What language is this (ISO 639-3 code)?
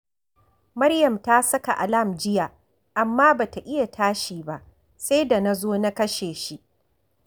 hau